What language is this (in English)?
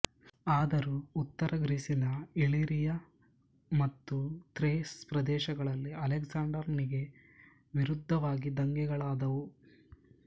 Kannada